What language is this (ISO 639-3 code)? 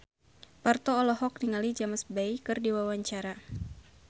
sun